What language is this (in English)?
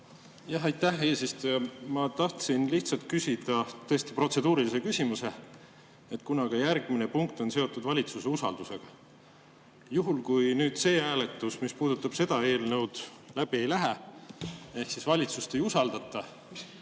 Estonian